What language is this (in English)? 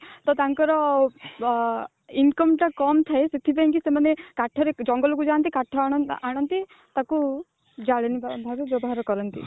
Odia